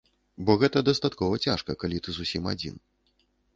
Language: Belarusian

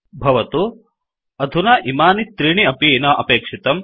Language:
Sanskrit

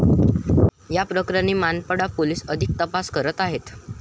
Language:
Marathi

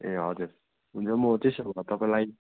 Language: Nepali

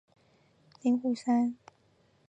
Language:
Chinese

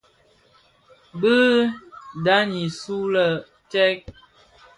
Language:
Bafia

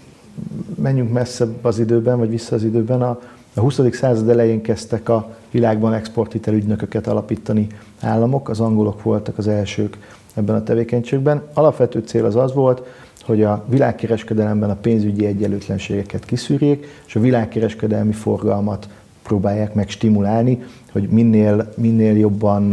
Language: Hungarian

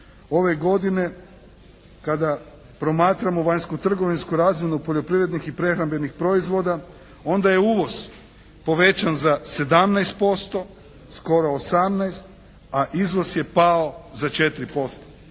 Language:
Croatian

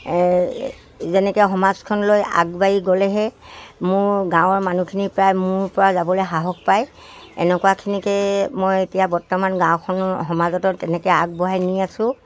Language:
Assamese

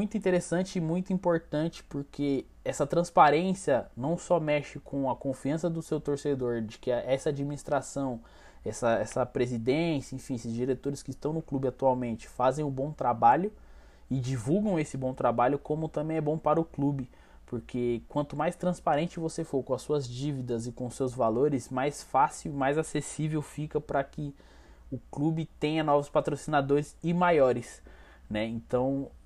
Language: Portuguese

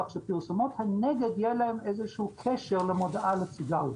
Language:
Hebrew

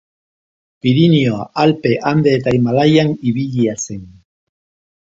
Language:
Basque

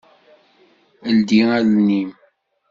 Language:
Kabyle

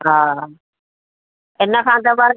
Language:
Sindhi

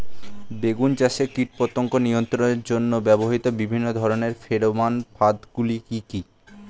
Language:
Bangla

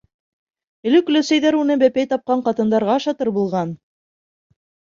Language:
Bashkir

